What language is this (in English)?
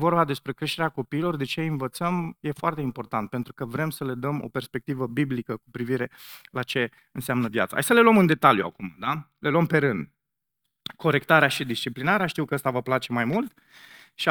Romanian